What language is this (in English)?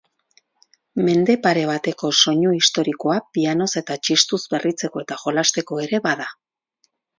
Basque